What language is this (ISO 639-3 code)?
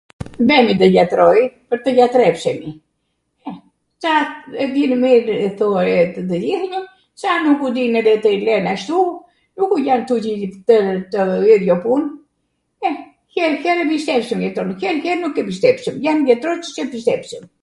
aat